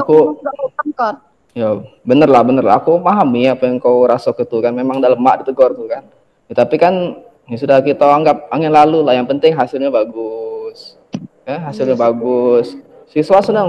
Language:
Indonesian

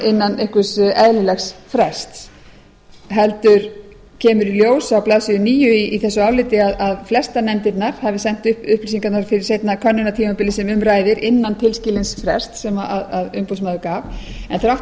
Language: Icelandic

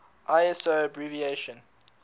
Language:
English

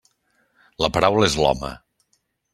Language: Catalan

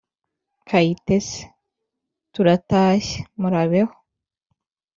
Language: Kinyarwanda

